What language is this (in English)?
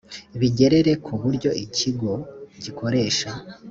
Kinyarwanda